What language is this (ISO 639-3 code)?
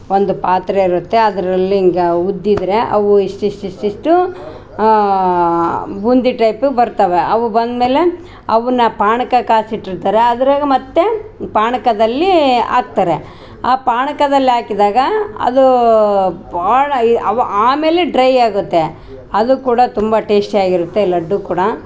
kan